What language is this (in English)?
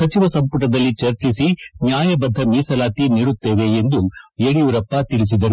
Kannada